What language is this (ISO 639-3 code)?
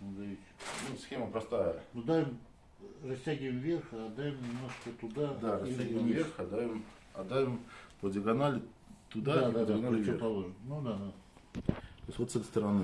rus